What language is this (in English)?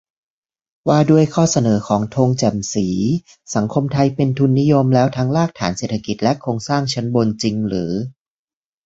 Thai